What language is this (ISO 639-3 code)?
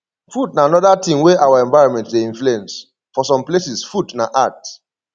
pcm